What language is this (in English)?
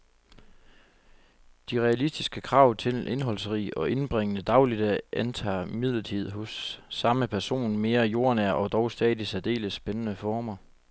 Danish